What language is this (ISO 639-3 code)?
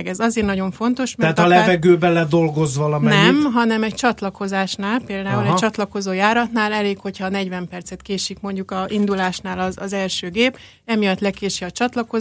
hun